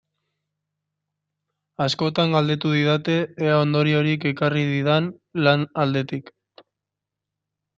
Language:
Basque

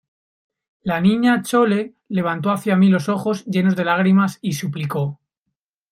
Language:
Spanish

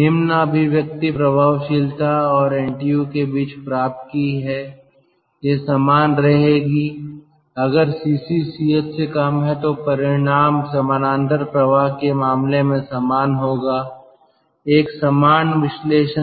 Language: Hindi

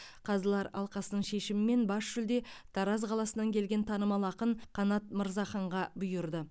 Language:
Kazakh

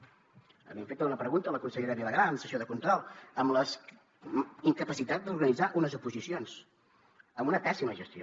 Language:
Catalan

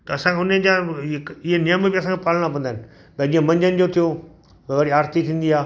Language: Sindhi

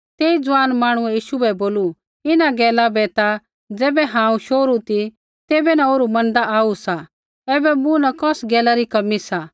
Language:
Kullu Pahari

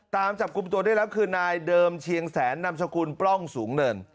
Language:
Thai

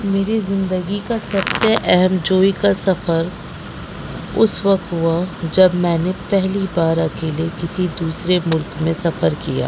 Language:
Urdu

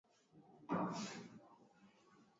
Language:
Swahili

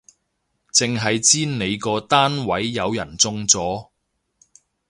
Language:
Cantonese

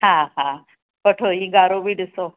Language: Sindhi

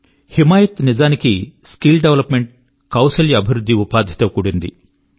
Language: Telugu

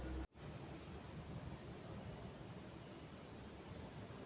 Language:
Magahi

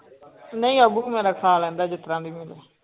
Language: Punjabi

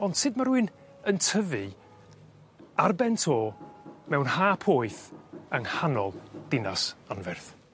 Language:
Welsh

